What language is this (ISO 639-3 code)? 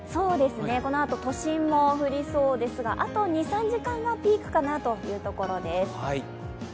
jpn